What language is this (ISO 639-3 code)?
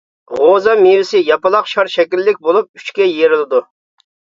uig